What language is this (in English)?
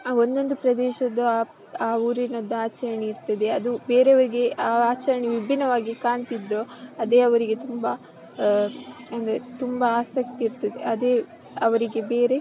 Kannada